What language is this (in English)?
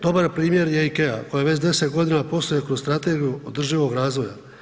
Croatian